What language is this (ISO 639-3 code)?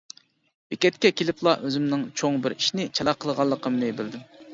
uig